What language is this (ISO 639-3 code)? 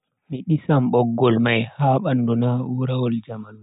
fui